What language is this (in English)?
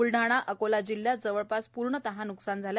Marathi